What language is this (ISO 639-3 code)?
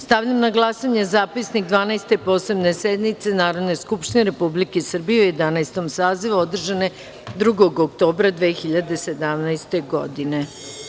srp